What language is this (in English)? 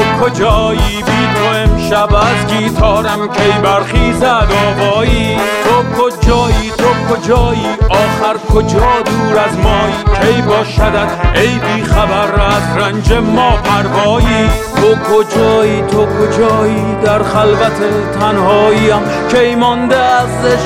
Persian